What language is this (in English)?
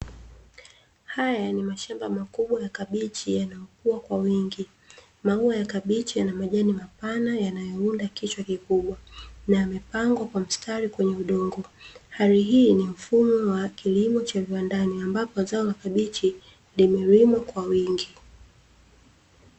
Swahili